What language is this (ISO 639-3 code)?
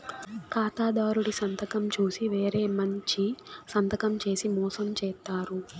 tel